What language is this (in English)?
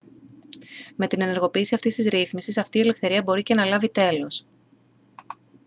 Greek